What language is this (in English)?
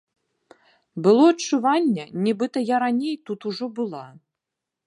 Belarusian